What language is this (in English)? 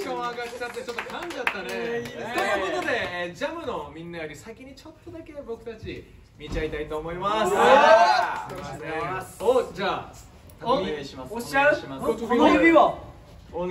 Japanese